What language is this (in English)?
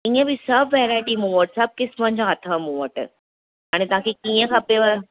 Sindhi